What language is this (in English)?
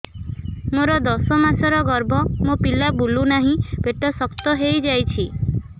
Odia